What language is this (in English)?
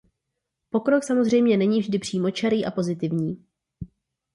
Czech